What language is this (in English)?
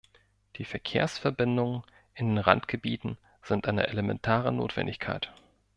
German